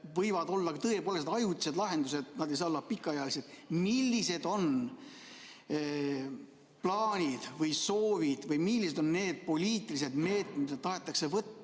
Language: Estonian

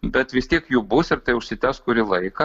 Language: Lithuanian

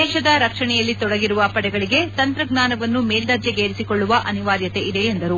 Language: Kannada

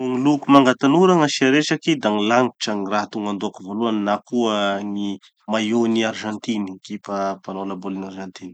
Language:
Tanosy Malagasy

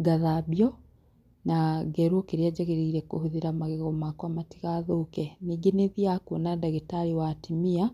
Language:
Kikuyu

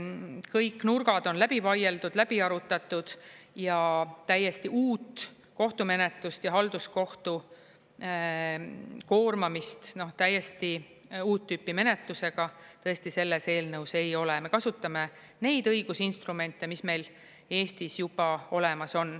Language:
Estonian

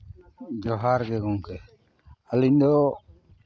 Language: Santali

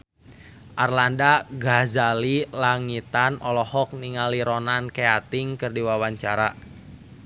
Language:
Sundanese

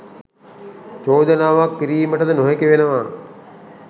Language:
Sinhala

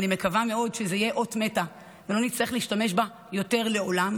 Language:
Hebrew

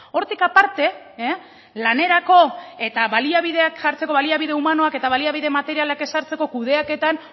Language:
Basque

